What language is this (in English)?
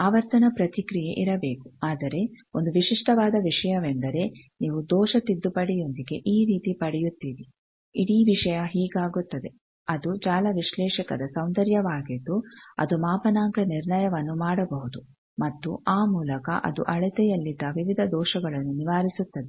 Kannada